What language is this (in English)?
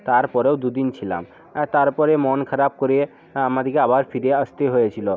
Bangla